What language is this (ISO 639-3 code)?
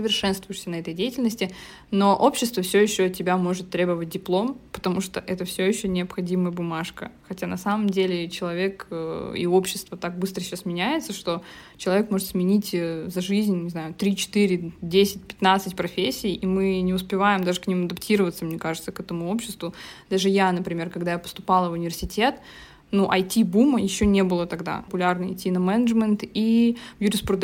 rus